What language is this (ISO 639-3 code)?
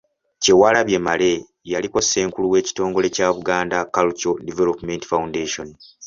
lug